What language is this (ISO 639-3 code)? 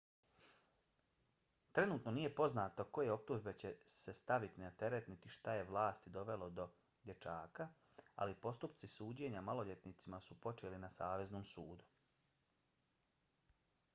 bos